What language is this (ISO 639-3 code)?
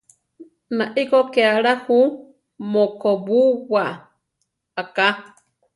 tar